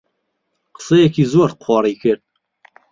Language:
Central Kurdish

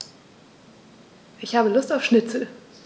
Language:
German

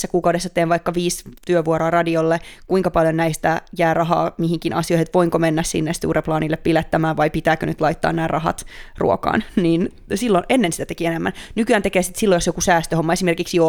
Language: Finnish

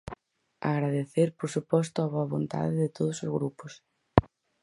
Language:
Galician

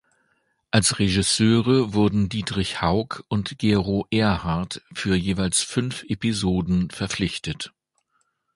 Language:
German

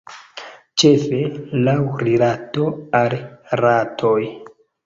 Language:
Esperanto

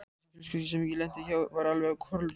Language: Icelandic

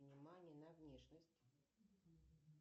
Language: Russian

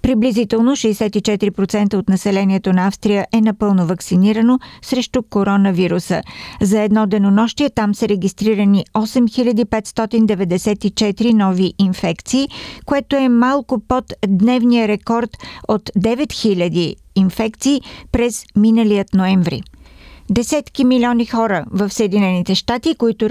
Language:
Bulgarian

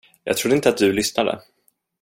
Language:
Swedish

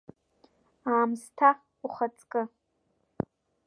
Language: Abkhazian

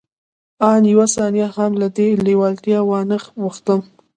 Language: Pashto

